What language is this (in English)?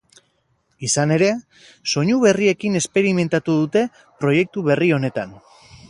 Basque